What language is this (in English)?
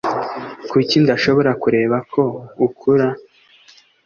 Kinyarwanda